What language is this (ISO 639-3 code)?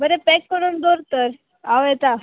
kok